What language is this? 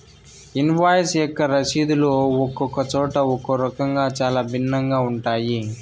Telugu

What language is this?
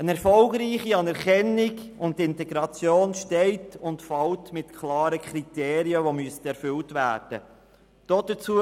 Swiss German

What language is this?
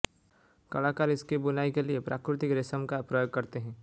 Hindi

